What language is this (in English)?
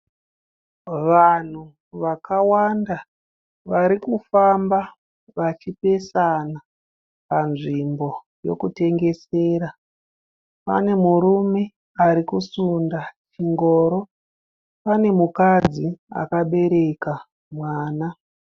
Shona